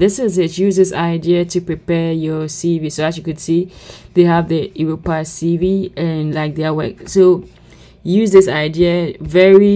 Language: English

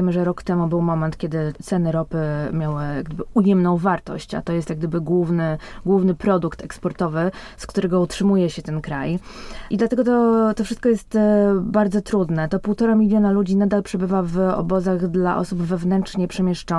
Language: Polish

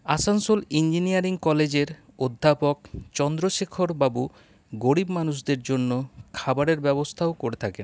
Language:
Bangla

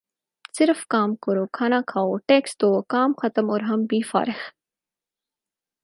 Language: Urdu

